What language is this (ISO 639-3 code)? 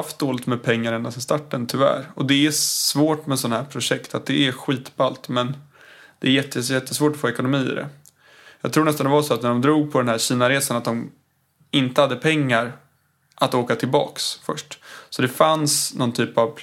swe